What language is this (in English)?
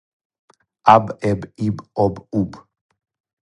Serbian